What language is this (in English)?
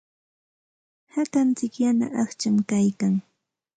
Santa Ana de Tusi Pasco Quechua